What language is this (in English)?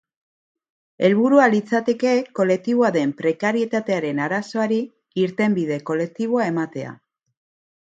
Basque